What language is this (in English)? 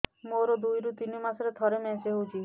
Odia